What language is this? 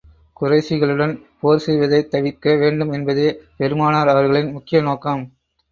Tamil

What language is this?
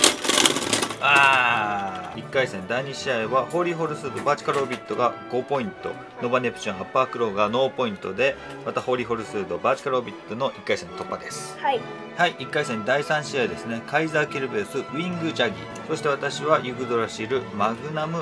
Japanese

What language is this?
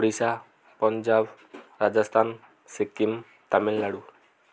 Odia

